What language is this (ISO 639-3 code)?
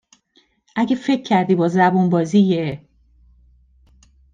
fas